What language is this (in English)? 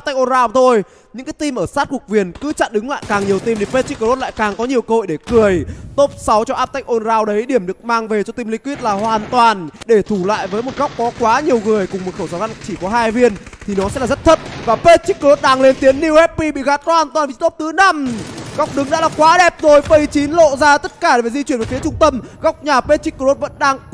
Vietnamese